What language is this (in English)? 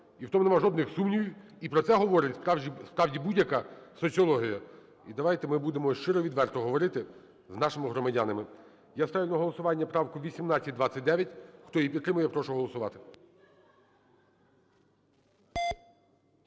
Ukrainian